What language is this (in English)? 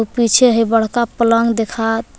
Magahi